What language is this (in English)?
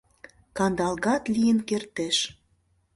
Mari